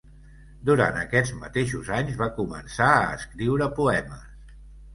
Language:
Catalan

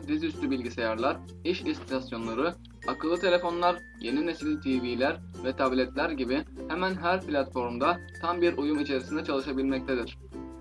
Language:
Turkish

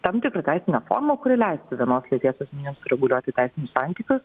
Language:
Lithuanian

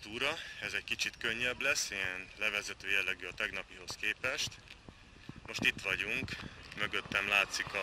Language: Hungarian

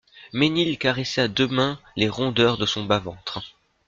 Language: French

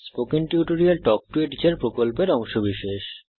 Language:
Bangla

